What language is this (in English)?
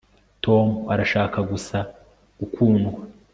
Kinyarwanda